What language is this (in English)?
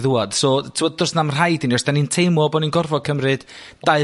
Welsh